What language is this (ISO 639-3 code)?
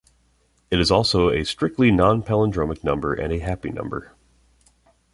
eng